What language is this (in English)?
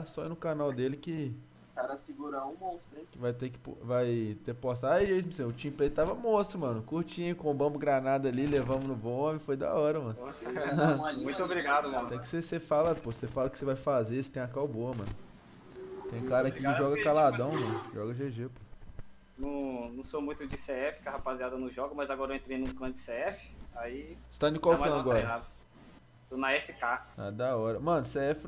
Portuguese